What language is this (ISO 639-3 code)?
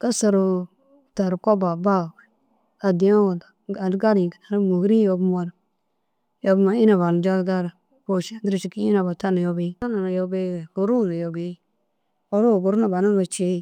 dzg